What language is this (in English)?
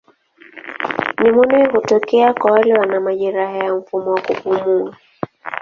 Swahili